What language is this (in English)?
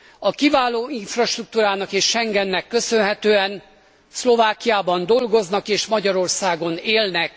Hungarian